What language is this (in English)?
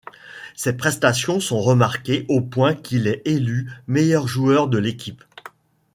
French